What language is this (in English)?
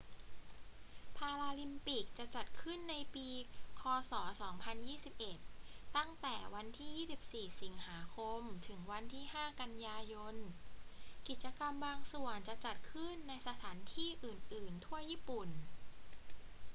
Thai